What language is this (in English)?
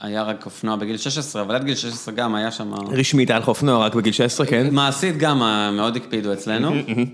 Hebrew